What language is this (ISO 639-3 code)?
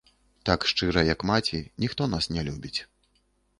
bel